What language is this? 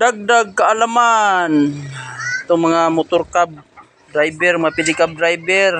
Filipino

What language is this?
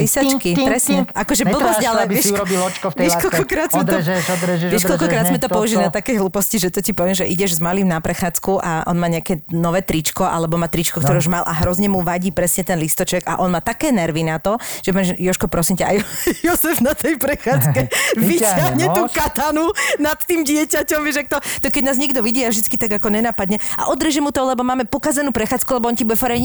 Slovak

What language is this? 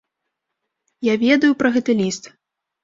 Belarusian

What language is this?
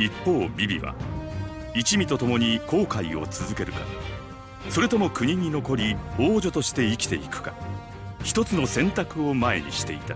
Japanese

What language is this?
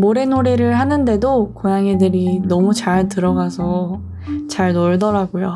Korean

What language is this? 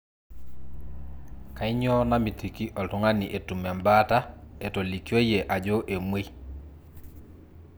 Masai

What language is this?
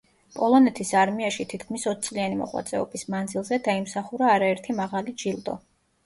Georgian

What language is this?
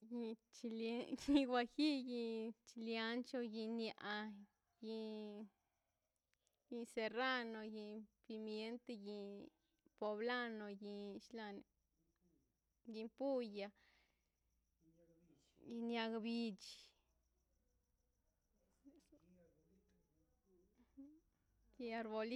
Mazaltepec Zapotec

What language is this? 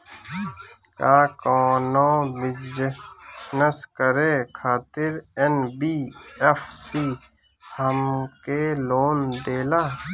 Bhojpuri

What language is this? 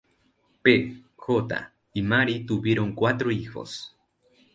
Spanish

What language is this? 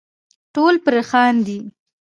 Pashto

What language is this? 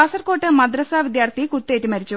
Malayalam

